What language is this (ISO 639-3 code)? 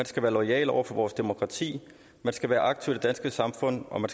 dan